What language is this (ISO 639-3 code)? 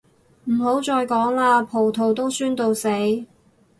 yue